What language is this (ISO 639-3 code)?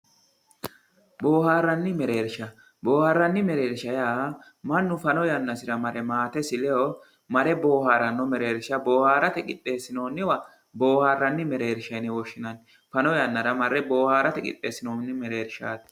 sid